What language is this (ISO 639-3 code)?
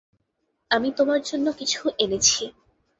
ben